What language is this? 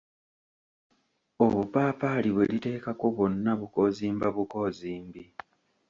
Ganda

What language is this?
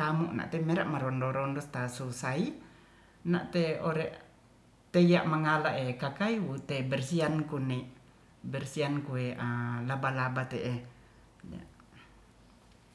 Ratahan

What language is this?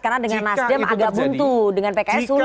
Indonesian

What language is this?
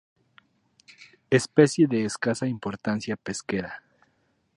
Spanish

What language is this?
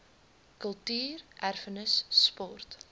Afrikaans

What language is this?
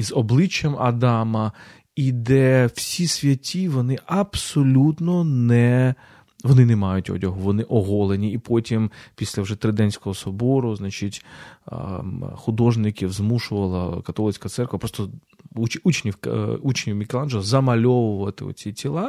Ukrainian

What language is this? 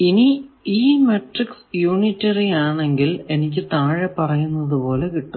Malayalam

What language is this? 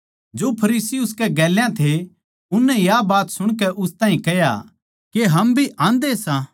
Haryanvi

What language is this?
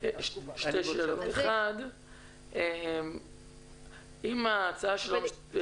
Hebrew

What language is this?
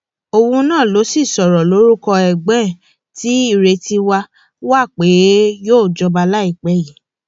Yoruba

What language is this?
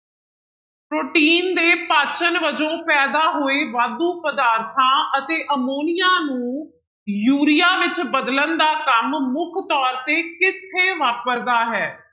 Punjabi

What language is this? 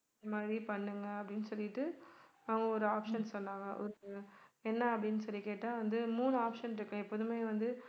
Tamil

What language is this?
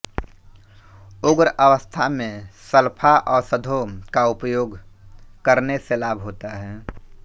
Hindi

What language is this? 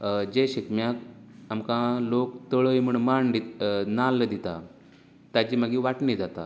Konkani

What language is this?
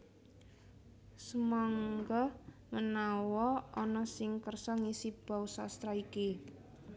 Javanese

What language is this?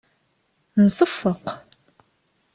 Kabyle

